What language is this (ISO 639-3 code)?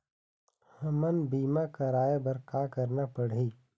hne